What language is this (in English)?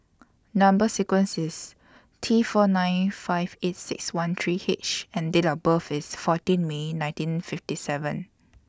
English